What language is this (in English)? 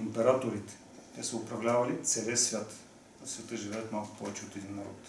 Bulgarian